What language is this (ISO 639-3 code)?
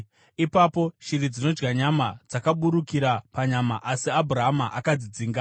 sna